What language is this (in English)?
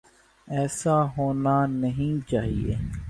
Urdu